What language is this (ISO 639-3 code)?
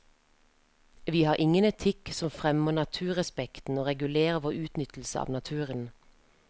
nor